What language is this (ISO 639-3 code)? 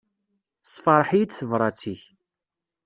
kab